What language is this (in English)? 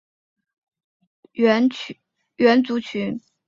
Chinese